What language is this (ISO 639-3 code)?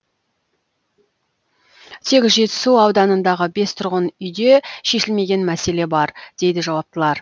kaz